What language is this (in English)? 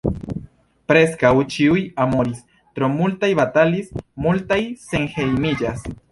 Esperanto